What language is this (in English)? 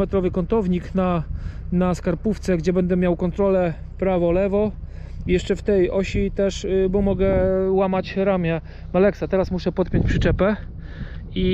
Polish